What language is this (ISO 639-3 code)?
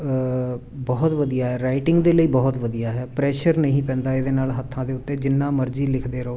pan